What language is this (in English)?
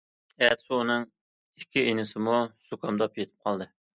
Uyghur